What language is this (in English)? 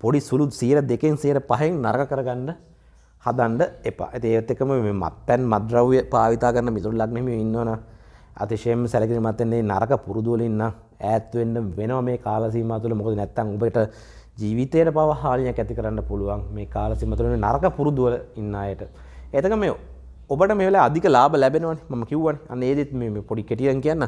Indonesian